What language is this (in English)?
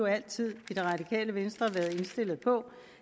Danish